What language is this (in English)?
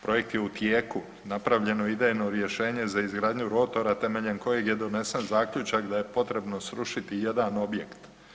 Croatian